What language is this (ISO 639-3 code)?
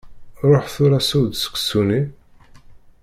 kab